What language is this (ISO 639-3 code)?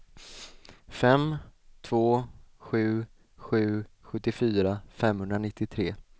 swe